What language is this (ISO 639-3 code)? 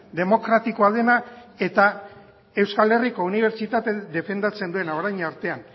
eus